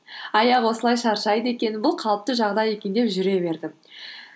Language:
Kazakh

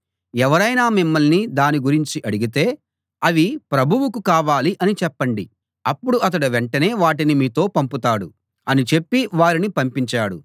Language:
Telugu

